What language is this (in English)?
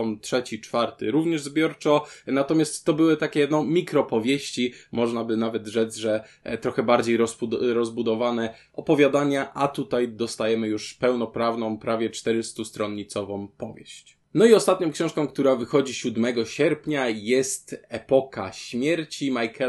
Polish